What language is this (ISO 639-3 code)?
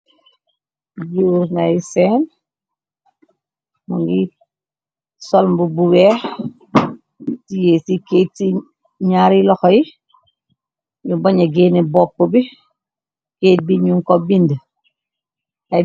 wol